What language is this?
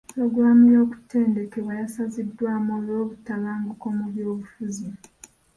Ganda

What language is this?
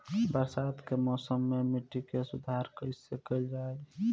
Bhojpuri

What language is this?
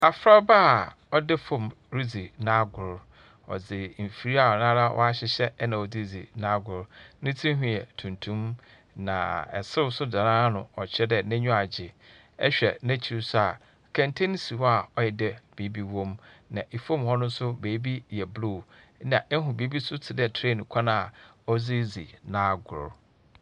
Akan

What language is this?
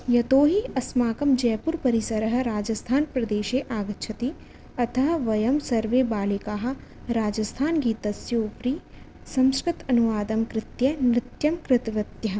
Sanskrit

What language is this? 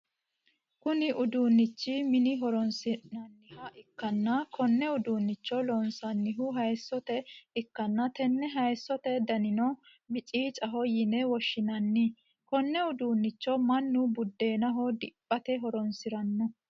Sidamo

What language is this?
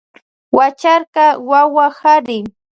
Loja Highland Quichua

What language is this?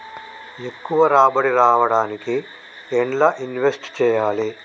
Telugu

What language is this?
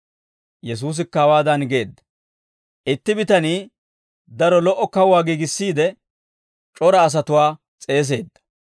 Dawro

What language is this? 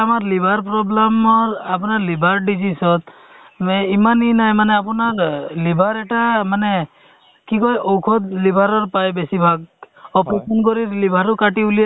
Assamese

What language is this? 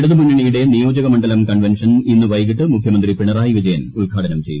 Malayalam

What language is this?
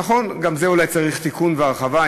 Hebrew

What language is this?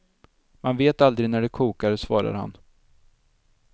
Swedish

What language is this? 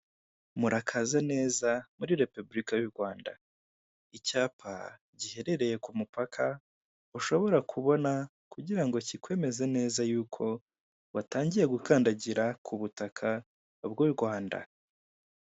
Kinyarwanda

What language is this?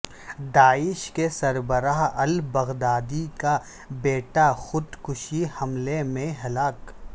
Urdu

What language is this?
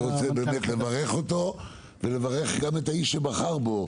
Hebrew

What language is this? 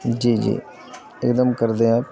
Urdu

